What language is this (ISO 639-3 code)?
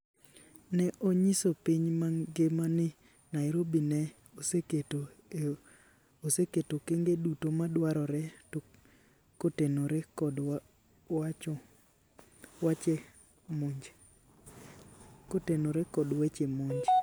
luo